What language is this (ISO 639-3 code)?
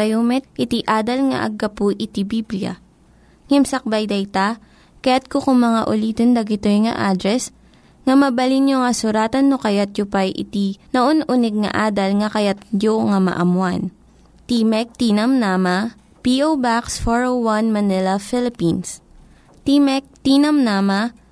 fil